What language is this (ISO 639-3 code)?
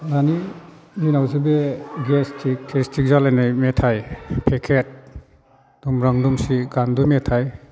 brx